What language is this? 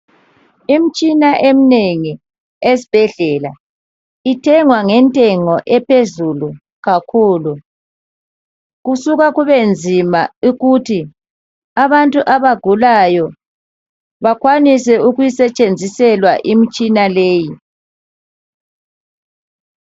North Ndebele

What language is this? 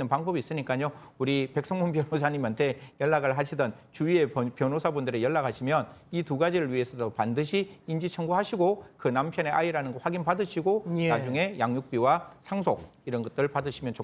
Korean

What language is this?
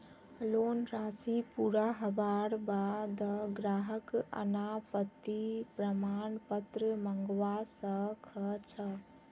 Magahi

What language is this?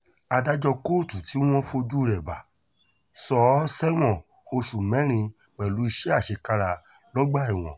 Yoruba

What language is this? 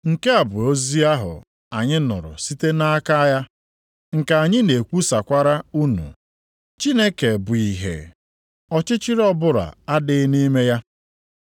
Igbo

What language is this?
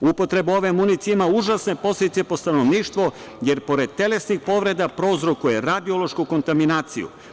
Serbian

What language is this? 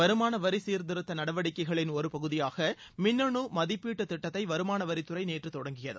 Tamil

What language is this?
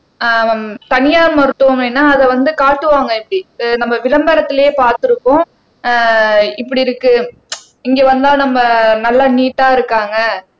Tamil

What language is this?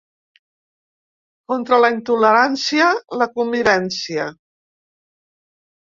Catalan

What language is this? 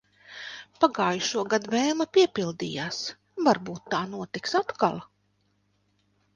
Latvian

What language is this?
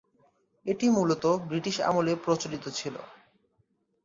Bangla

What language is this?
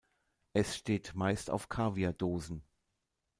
German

